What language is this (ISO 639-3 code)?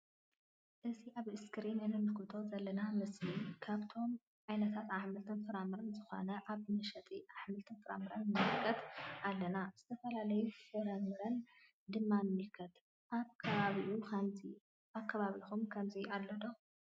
tir